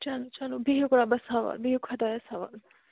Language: Kashmiri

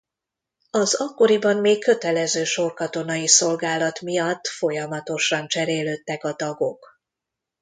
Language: Hungarian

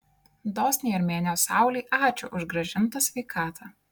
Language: Lithuanian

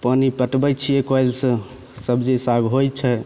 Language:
Maithili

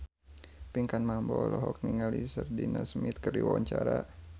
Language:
Sundanese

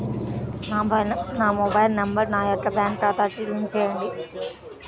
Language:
Telugu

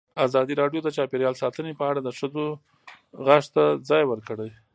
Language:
Pashto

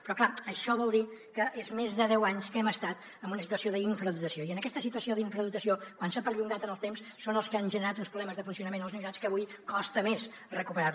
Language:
Catalan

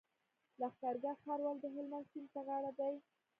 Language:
Pashto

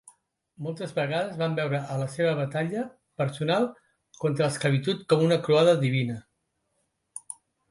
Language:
Catalan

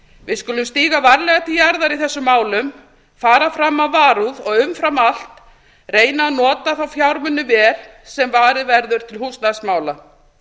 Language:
Icelandic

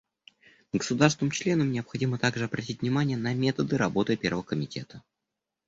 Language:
Russian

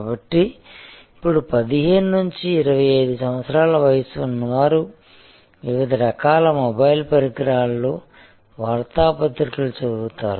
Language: Telugu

